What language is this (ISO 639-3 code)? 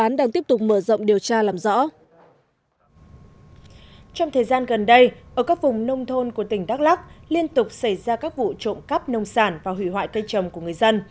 vie